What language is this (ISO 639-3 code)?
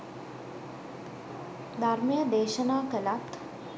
sin